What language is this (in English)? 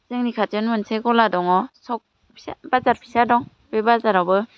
Bodo